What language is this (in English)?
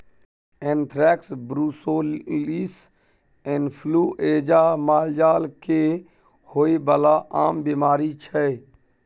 Maithili